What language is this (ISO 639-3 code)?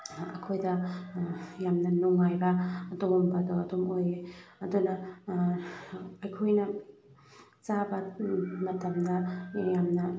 mni